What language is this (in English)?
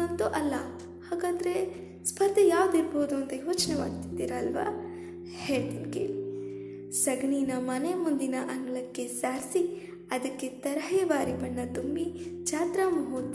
Kannada